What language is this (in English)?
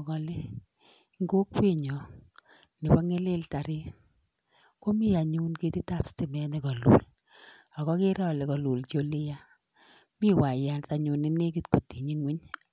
Kalenjin